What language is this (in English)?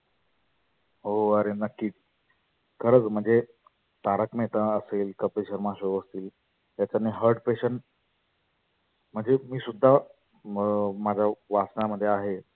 Marathi